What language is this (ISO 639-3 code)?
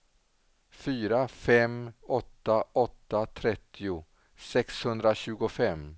swe